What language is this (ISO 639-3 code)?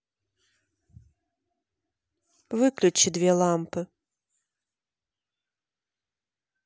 rus